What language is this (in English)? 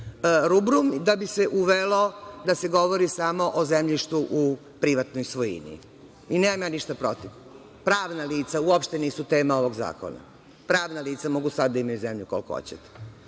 Serbian